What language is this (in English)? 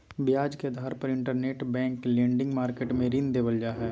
Magahi